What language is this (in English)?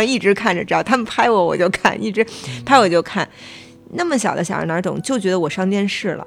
Chinese